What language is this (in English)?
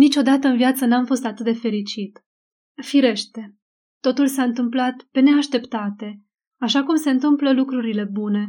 Romanian